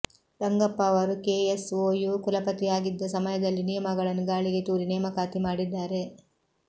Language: Kannada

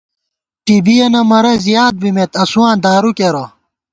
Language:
Gawar-Bati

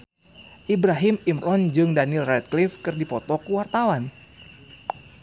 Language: Sundanese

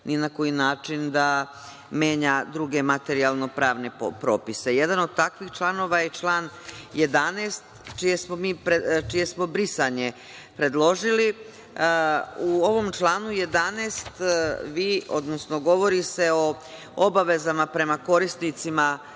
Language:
Serbian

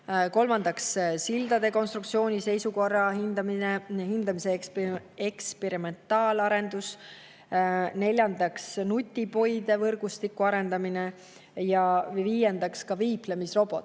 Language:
Estonian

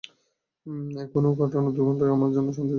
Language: Bangla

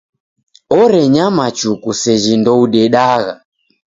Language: Taita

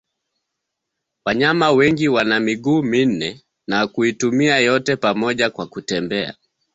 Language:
Swahili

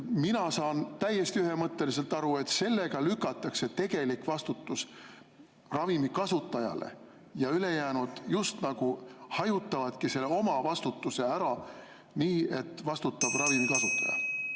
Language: Estonian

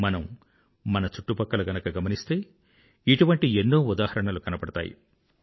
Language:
Telugu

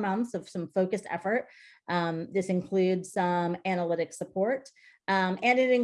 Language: English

